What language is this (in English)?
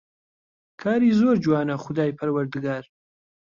Central Kurdish